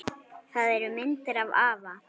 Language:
Icelandic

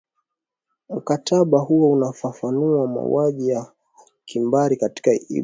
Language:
Swahili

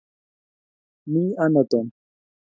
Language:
Kalenjin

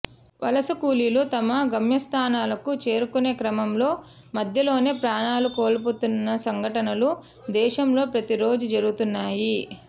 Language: Telugu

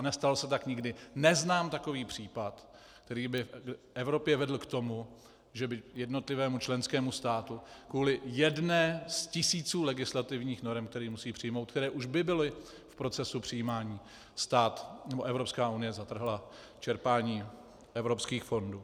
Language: Czech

